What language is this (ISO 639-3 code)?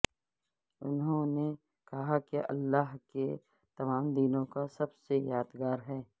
urd